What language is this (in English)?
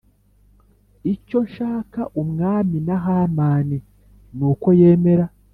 Kinyarwanda